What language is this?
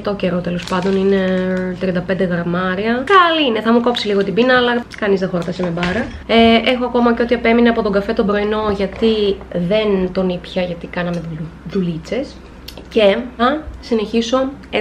Greek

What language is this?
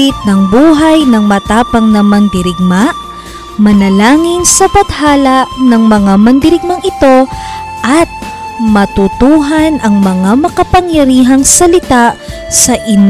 Filipino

